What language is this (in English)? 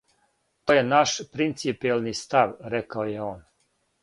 Serbian